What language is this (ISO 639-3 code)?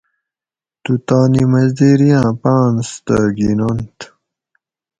gwc